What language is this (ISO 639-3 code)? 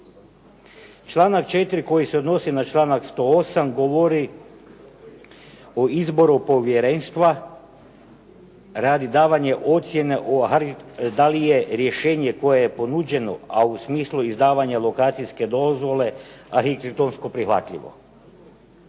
hrv